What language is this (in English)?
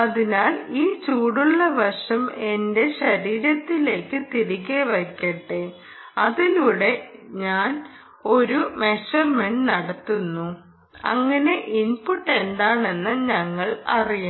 Malayalam